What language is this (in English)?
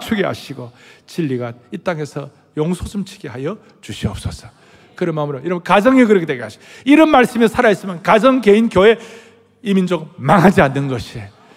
Korean